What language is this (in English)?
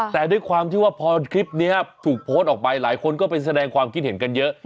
Thai